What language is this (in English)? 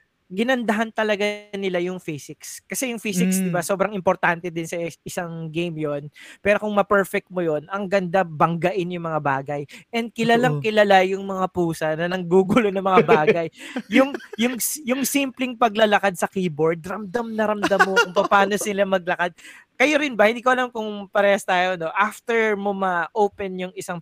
Filipino